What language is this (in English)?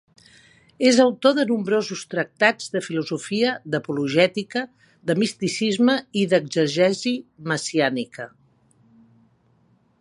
Catalan